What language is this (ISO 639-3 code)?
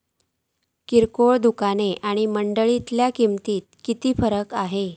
mar